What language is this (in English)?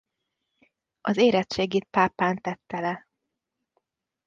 Hungarian